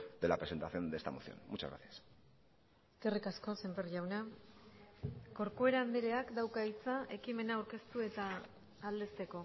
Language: Basque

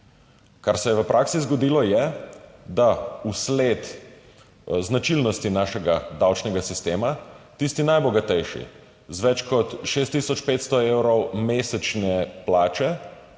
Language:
Slovenian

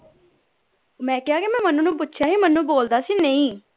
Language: Punjabi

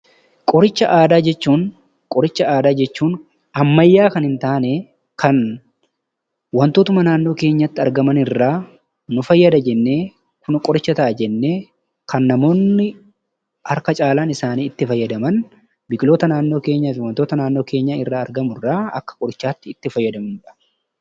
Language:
Oromo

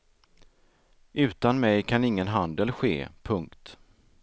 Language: Swedish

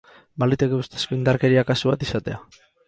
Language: Basque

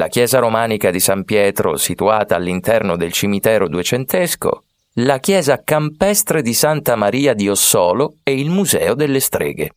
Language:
Italian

